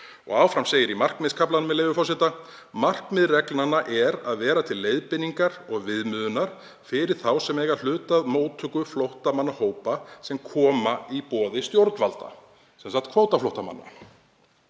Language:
Icelandic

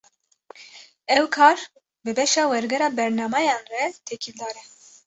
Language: Kurdish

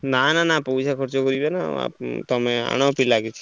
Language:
Odia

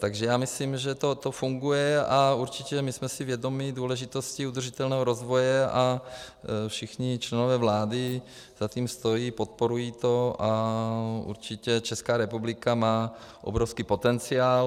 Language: Czech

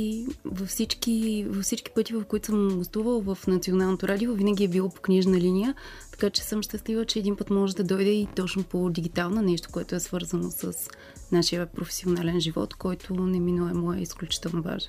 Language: Bulgarian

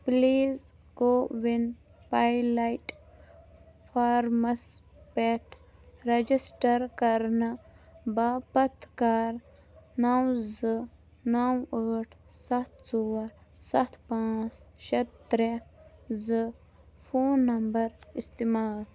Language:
Kashmiri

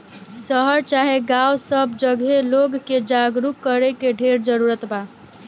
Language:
Bhojpuri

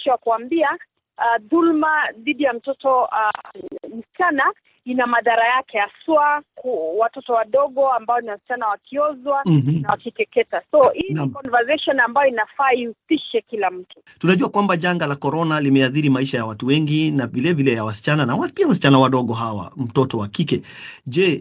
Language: Swahili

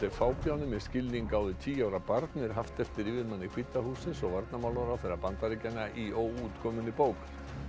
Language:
Icelandic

